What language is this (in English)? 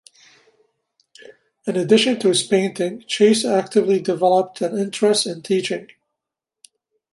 English